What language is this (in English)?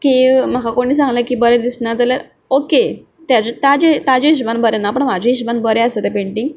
Konkani